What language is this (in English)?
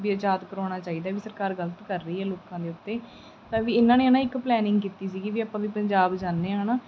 Punjabi